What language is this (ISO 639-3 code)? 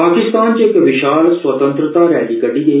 doi